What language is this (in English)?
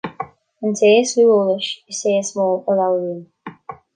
Irish